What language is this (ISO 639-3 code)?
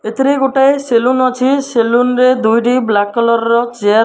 ori